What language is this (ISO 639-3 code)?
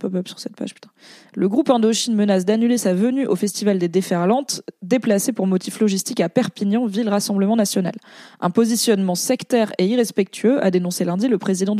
fra